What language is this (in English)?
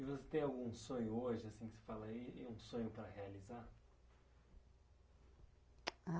Portuguese